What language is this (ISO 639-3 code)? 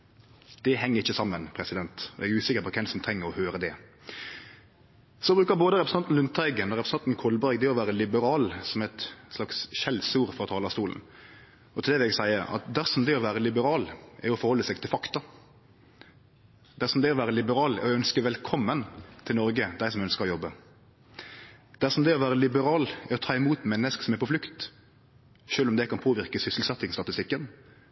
nno